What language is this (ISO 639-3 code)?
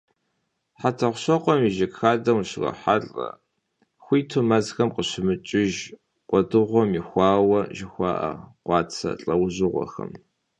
kbd